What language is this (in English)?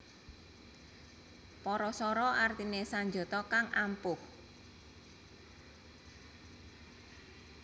Javanese